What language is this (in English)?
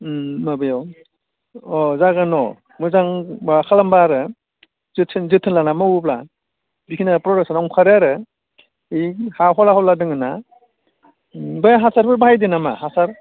Bodo